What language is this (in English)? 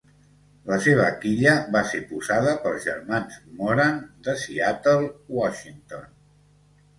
Catalan